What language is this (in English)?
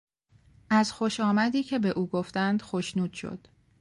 Persian